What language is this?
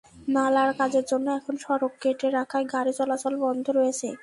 Bangla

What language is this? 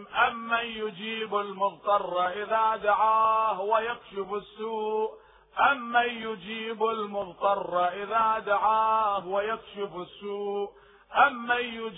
Arabic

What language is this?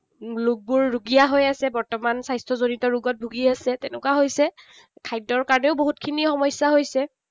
Assamese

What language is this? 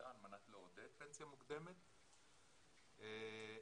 Hebrew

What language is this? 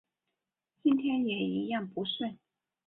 Chinese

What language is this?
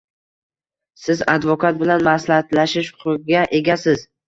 Uzbek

